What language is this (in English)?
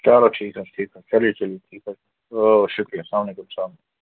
Kashmiri